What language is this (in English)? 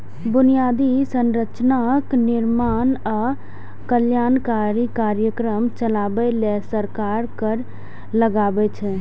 Maithili